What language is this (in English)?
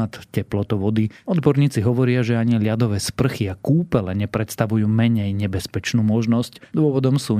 Slovak